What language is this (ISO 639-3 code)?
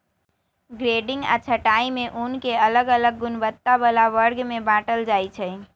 mag